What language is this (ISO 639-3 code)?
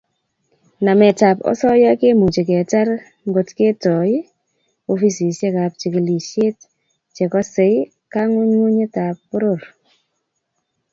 kln